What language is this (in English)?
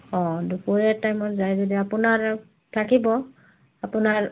Assamese